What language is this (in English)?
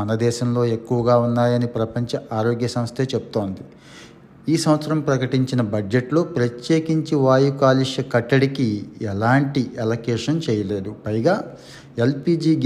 Telugu